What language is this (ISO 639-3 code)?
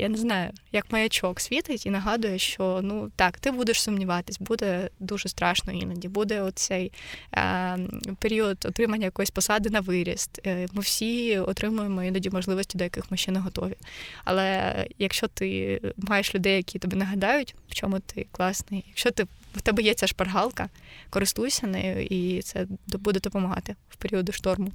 ukr